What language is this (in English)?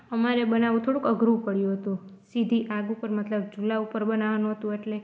Gujarati